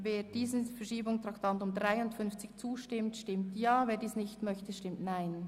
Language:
Swiss German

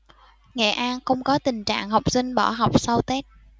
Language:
Vietnamese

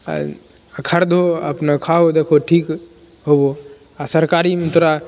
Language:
Maithili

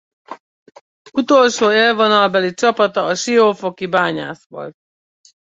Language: Hungarian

